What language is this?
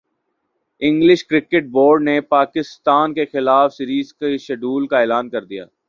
Urdu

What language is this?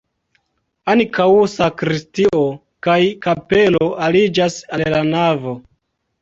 Esperanto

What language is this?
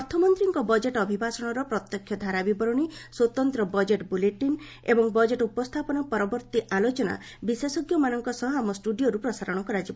Odia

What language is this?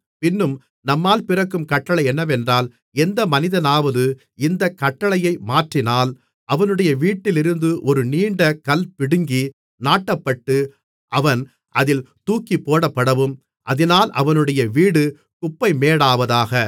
Tamil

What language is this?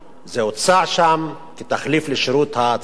Hebrew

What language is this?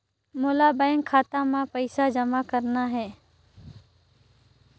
Chhattisgarhi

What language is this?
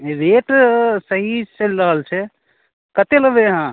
Maithili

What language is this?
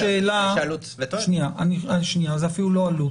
Hebrew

